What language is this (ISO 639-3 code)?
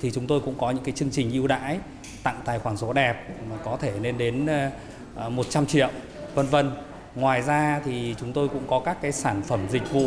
vie